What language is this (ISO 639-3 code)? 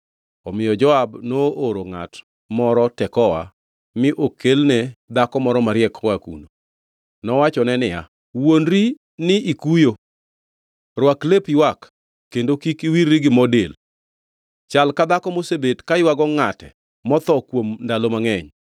luo